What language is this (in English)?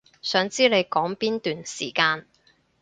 Cantonese